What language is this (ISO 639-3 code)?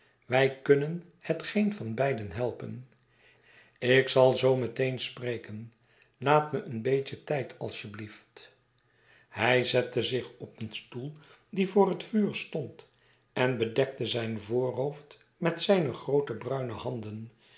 nld